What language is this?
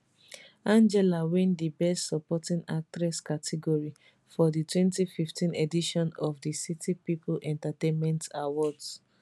Nigerian Pidgin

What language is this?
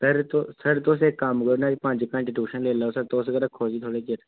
Dogri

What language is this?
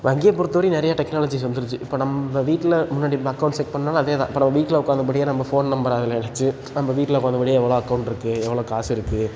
Tamil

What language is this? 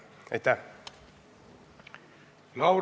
Estonian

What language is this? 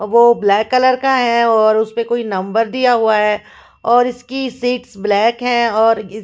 Hindi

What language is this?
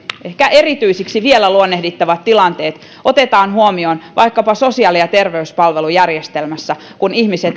Finnish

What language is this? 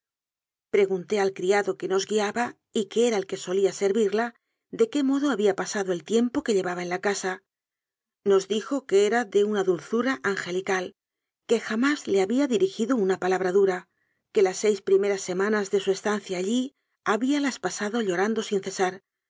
Spanish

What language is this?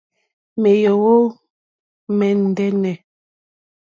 Mokpwe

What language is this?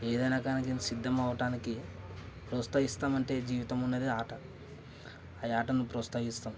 Telugu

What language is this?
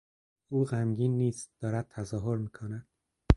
Persian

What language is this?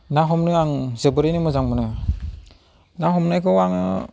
Bodo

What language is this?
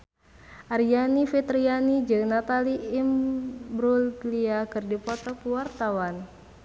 Sundanese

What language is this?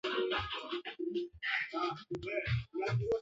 Swahili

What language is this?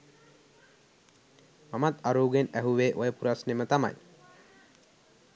Sinhala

